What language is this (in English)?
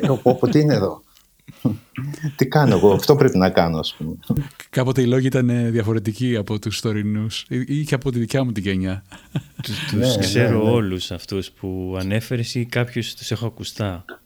Greek